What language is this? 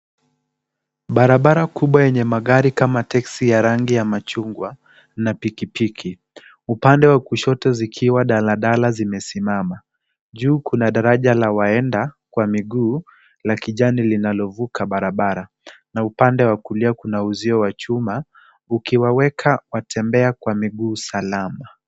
Swahili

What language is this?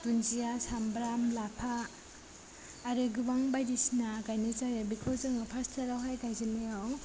Bodo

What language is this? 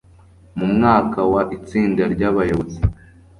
Kinyarwanda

